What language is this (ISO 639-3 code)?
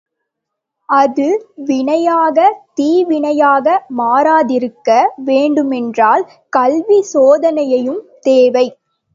tam